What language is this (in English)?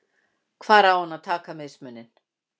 Icelandic